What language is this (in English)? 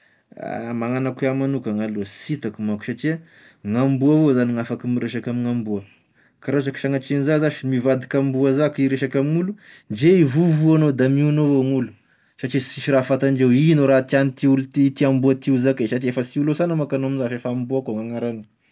Tesaka Malagasy